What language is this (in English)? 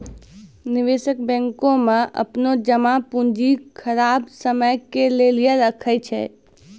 Maithili